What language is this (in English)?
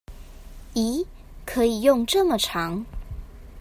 Chinese